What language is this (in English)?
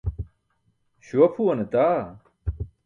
Burushaski